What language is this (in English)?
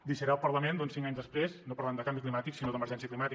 Catalan